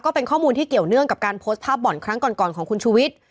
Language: Thai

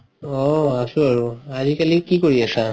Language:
Assamese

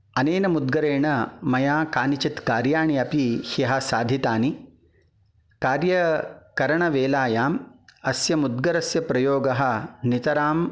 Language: Sanskrit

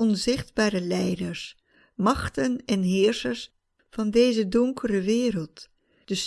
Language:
Dutch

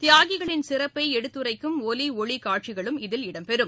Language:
Tamil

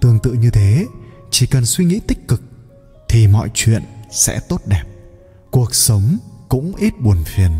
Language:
Vietnamese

